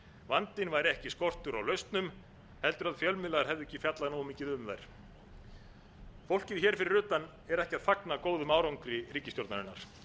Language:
Icelandic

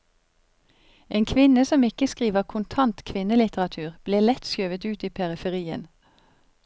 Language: Norwegian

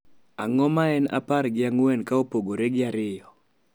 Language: Luo (Kenya and Tanzania)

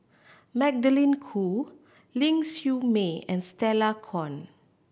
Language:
English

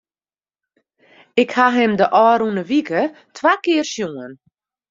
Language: Western Frisian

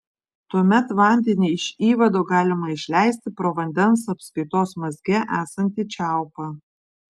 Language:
Lithuanian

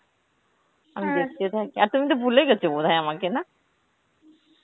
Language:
Bangla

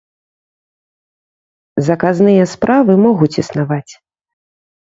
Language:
Belarusian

